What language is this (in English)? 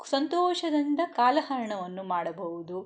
Kannada